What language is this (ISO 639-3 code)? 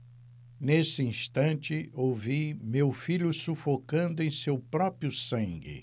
por